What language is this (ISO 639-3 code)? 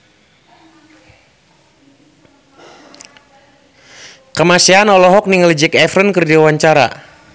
sun